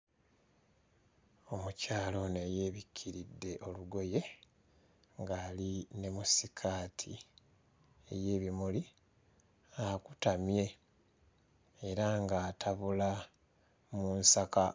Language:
Ganda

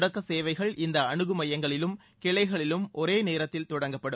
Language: Tamil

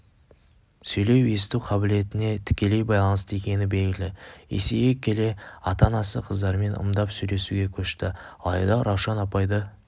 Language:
Kazakh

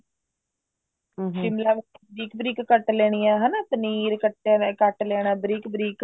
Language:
Punjabi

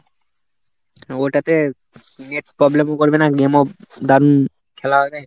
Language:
Bangla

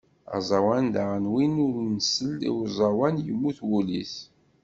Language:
Kabyle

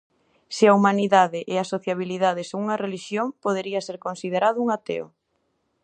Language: Galician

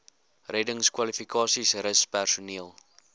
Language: Afrikaans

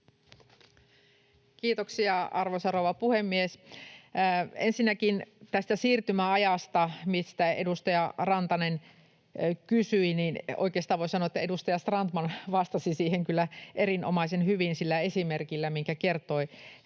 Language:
Finnish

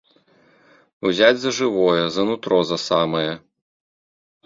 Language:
Belarusian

